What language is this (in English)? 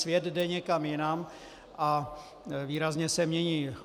Czech